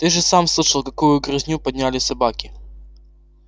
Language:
Russian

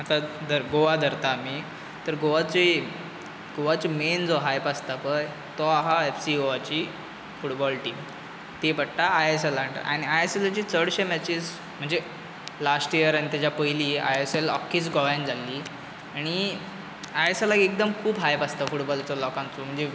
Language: Konkani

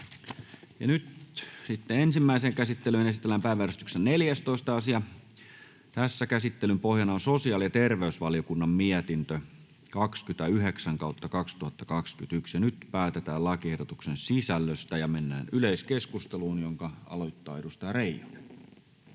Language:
Finnish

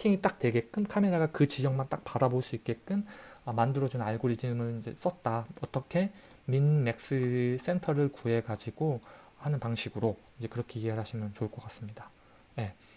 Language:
Korean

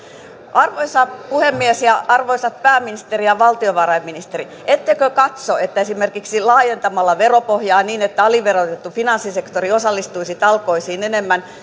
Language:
Finnish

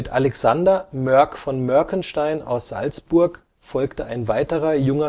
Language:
German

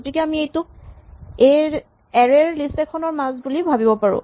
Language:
Assamese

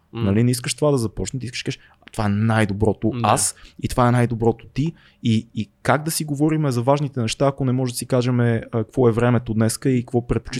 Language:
Bulgarian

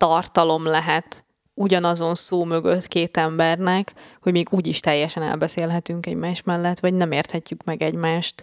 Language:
Hungarian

